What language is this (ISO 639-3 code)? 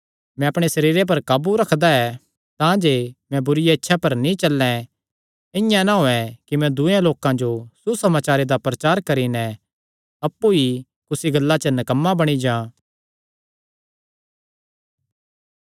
xnr